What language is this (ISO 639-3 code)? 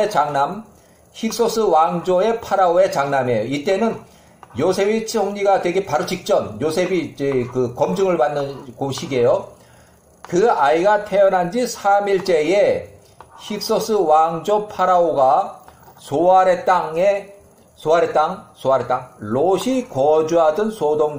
kor